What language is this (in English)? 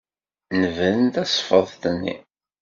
Kabyle